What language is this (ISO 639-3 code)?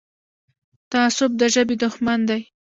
pus